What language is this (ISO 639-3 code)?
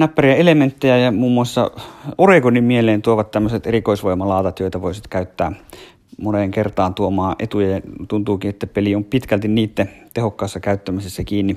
fin